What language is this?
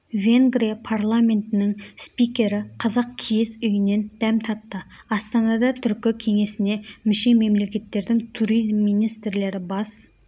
Kazakh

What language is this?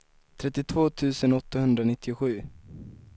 Swedish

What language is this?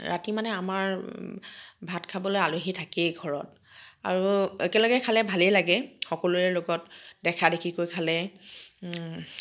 Assamese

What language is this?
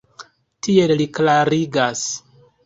Esperanto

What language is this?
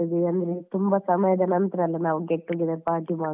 Kannada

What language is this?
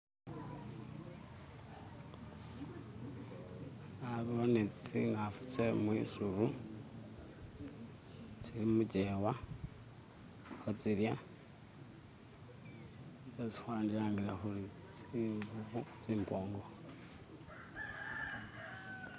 Masaaba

